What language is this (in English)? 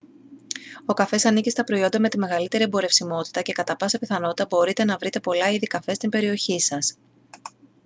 Greek